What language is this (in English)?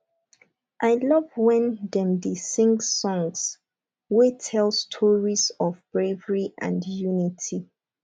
Nigerian Pidgin